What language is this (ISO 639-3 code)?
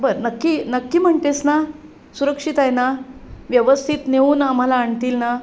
mar